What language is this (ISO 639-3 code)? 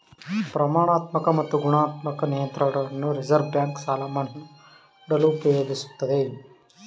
kan